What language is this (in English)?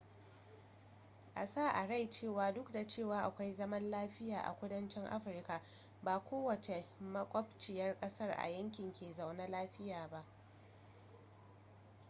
Hausa